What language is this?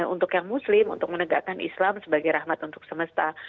Indonesian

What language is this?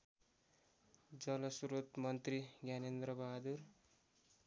Nepali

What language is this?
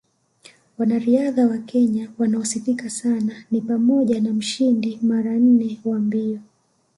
Swahili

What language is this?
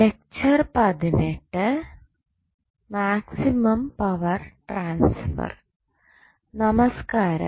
Malayalam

